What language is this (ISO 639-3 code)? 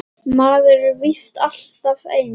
isl